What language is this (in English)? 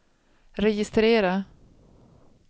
Swedish